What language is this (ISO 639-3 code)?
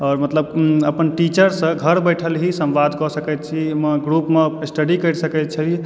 mai